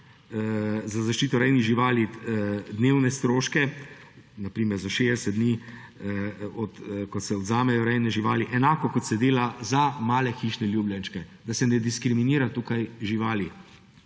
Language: Slovenian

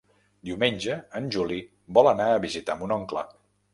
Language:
Catalan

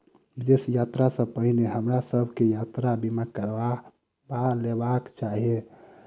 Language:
Maithili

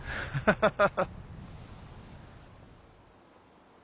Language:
Japanese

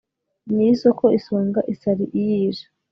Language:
Kinyarwanda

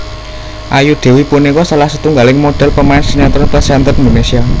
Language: Javanese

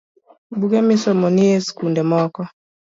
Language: Luo (Kenya and Tanzania)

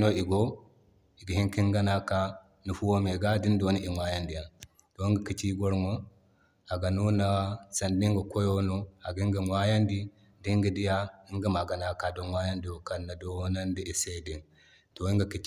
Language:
Zarma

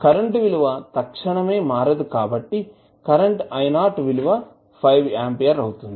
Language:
Telugu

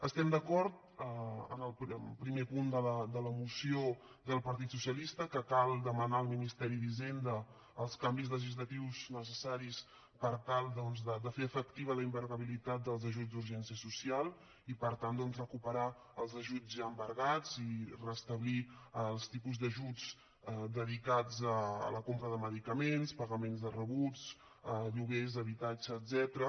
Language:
Catalan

